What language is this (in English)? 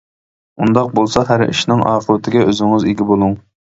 Uyghur